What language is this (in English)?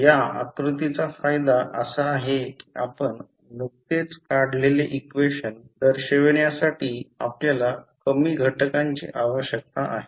Marathi